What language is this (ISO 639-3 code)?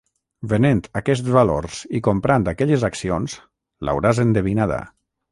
cat